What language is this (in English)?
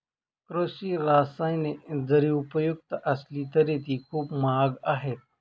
Marathi